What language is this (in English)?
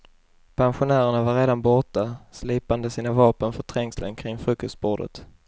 Swedish